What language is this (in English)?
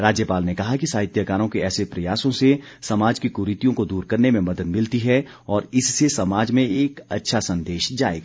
Hindi